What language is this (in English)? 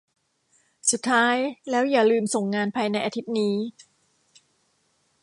Thai